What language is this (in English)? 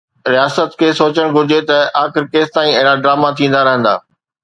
Sindhi